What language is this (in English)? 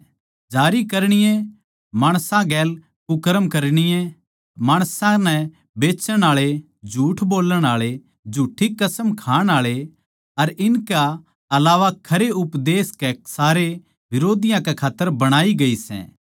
Haryanvi